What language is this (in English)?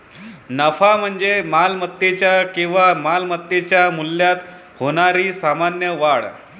Marathi